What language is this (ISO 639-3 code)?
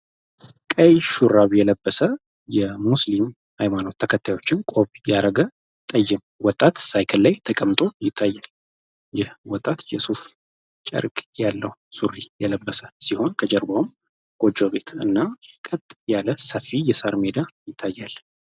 amh